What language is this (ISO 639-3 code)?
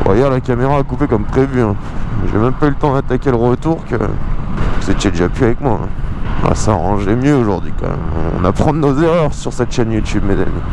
fra